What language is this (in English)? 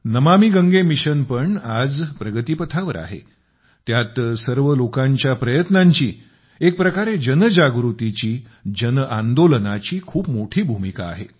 Marathi